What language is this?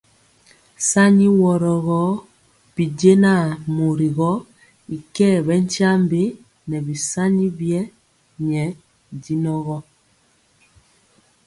Mpiemo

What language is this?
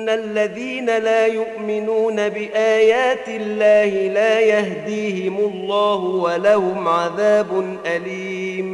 Arabic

